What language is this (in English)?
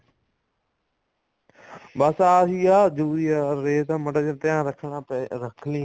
Punjabi